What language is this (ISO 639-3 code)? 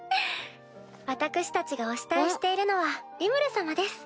jpn